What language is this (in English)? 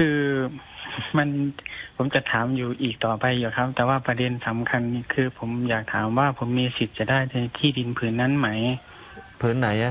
Thai